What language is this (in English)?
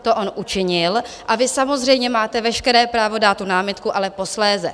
Czech